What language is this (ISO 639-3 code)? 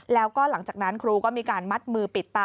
tha